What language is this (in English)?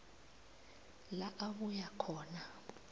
South Ndebele